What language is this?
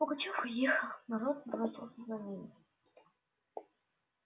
Russian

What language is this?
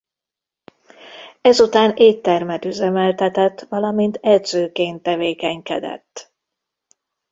Hungarian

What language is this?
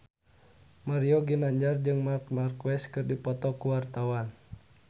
Sundanese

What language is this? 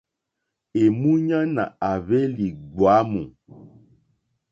Mokpwe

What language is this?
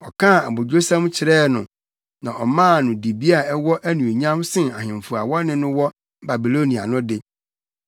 Akan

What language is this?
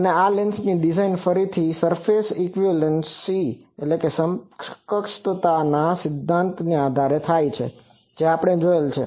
Gujarati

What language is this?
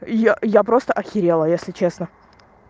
Russian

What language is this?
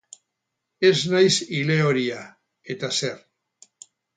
Basque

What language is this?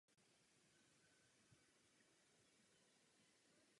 Czech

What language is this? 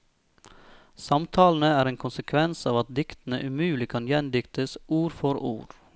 Norwegian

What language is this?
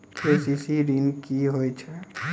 Maithili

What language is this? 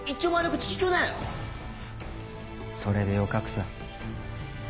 Japanese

